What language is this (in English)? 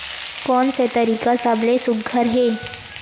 Chhattisgarhi